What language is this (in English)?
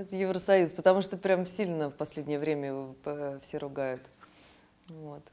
Russian